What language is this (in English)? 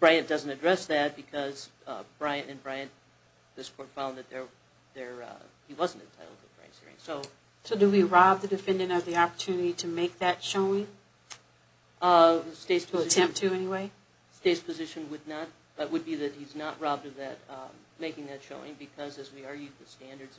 English